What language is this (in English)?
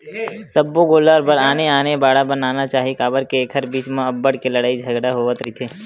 Chhattisgarhi